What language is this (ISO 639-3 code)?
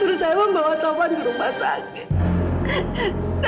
ind